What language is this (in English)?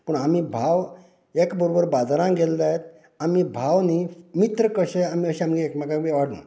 Konkani